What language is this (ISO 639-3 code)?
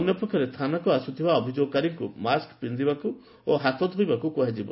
ori